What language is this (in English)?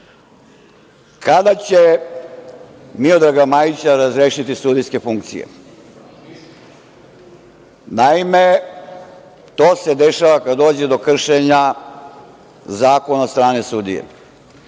Serbian